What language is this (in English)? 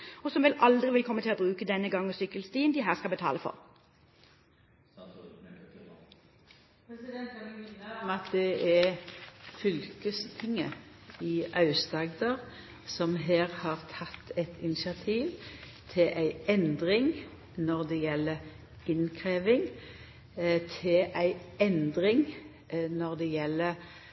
Norwegian